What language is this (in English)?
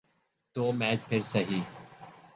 Urdu